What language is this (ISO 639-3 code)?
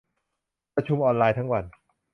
tha